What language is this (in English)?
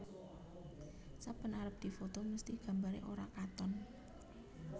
Javanese